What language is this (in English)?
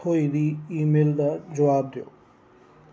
Dogri